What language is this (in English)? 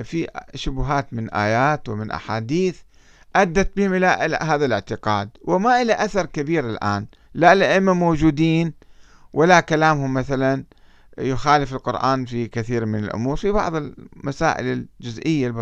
Arabic